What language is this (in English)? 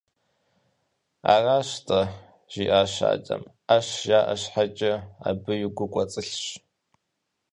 Kabardian